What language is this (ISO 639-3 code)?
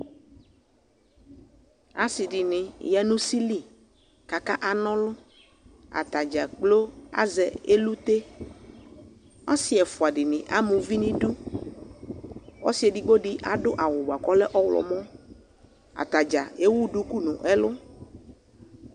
kpo